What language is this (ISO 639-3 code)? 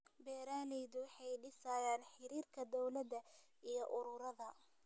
som